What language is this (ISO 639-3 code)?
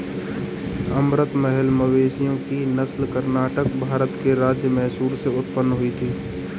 hin